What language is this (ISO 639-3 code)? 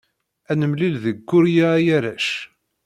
kab